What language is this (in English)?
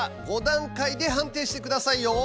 Japanese